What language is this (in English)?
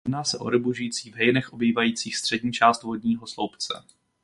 Czech